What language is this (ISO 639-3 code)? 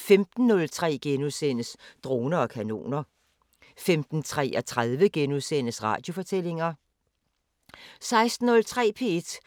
dan